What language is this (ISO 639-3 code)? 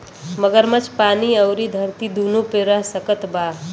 bho